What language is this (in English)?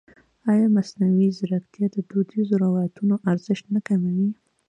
Pashto